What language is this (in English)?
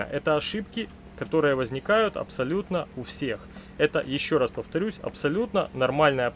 Russian